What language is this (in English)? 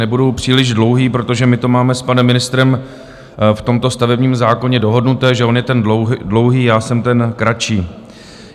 Czech